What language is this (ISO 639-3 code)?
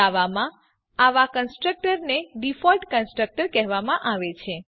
guj